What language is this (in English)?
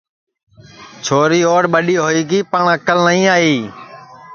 Sansi